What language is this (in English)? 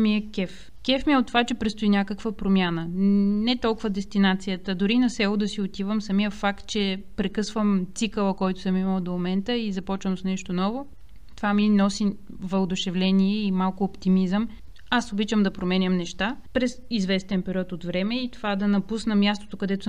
Bulgarian